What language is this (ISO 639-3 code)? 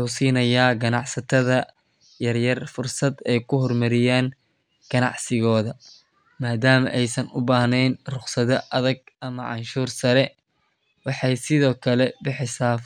som